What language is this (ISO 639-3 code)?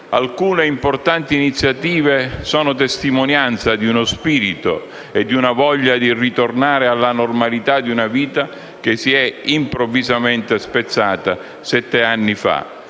ita